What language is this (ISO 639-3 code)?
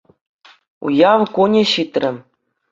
chv